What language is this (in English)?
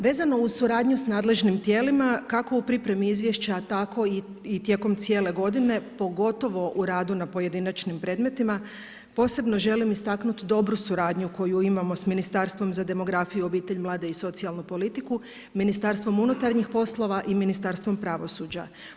Croatian